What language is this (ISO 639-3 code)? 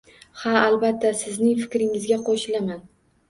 uzb